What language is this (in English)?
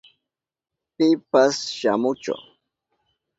Southern Pastaza Quechua